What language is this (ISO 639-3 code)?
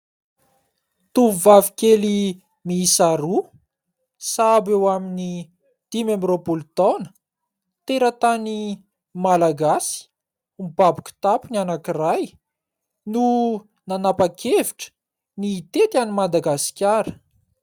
mlg